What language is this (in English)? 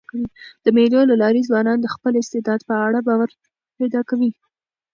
Pashto